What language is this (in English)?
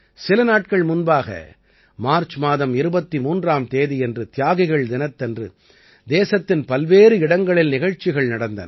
Tamil